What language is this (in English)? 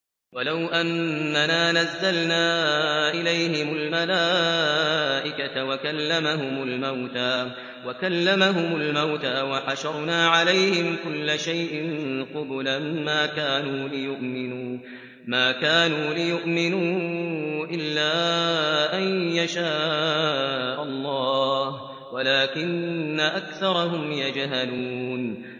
Arabic